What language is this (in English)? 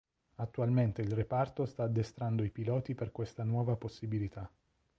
Italian